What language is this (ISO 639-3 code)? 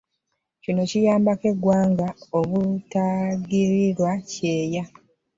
lug